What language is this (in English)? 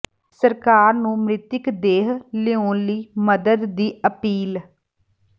Punjabi